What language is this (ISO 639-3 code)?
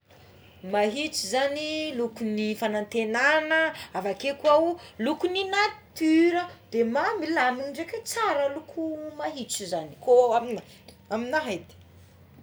xmw